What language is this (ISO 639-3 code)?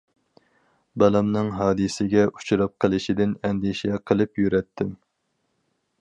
uig